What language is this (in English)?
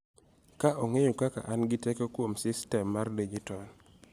Luo (Kenya and Tanzania)